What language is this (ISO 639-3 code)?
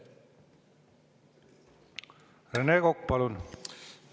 est